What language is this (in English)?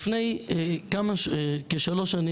Hebrew